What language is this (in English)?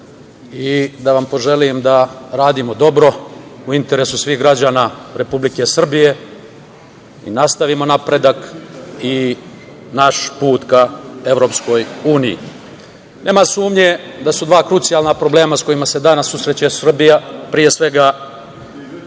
Serbian